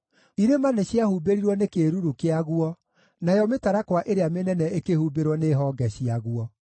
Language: Kikuyu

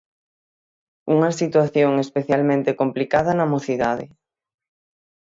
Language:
Galician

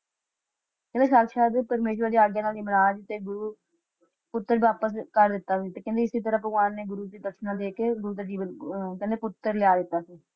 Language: Punjabi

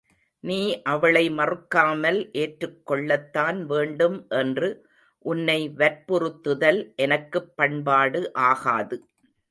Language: Tamil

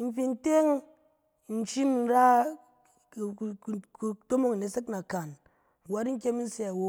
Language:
Cen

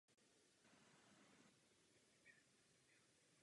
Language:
Czech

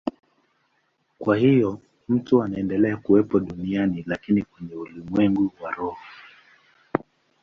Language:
Swahili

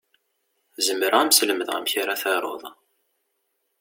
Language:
Kabyle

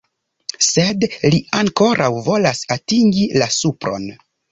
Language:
Esperanto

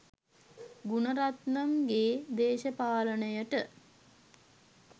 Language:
Sinhala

